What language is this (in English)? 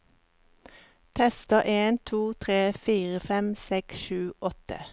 Norwegian